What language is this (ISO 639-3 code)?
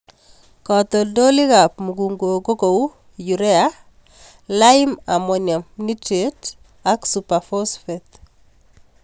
kln